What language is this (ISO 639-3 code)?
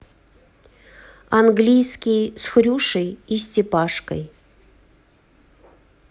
rus